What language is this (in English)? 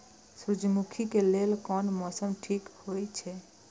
Maithili